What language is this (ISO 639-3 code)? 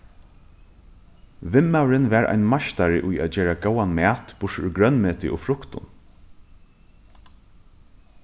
fao